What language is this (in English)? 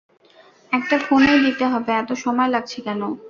Bangla